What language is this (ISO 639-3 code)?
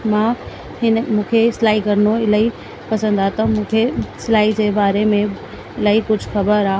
snd